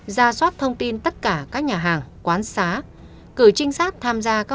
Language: Vietnamese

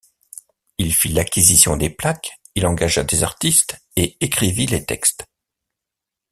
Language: French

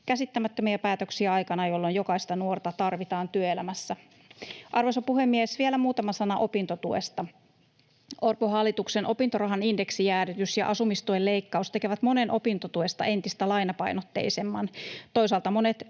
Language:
Finnish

